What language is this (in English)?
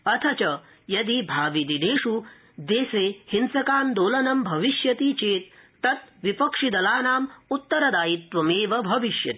Sanskrit